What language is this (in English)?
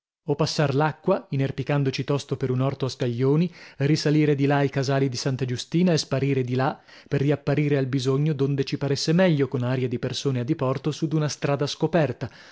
Italian